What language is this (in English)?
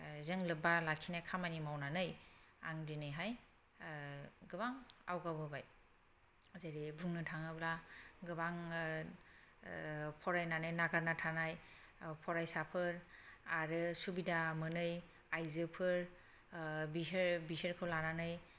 Bodo